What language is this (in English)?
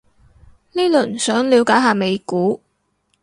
Cantonese